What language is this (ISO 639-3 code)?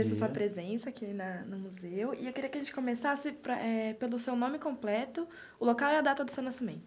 por